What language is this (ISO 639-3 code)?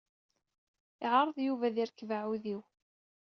kab